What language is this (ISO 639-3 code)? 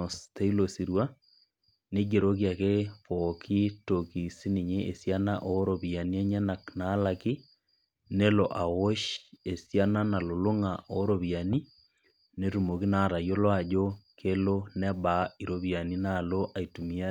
mas